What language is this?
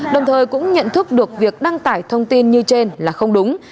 Vietnamese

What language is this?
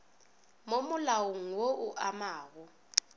Northern Sotho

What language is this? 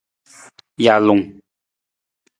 Nawdm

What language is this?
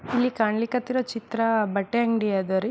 Kannada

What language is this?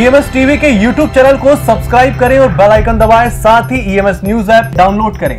Hindi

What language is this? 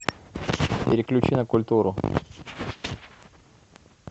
Russian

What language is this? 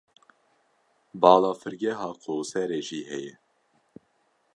Kurdish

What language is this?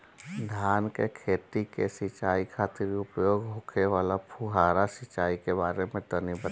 Bhojpuri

